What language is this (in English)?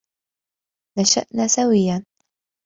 Arabic